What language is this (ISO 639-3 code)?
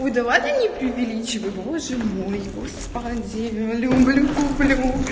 rus